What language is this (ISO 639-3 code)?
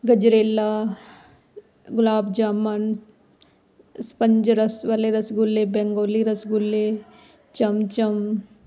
pan